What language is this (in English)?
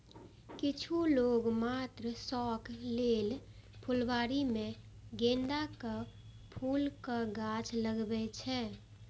Maithili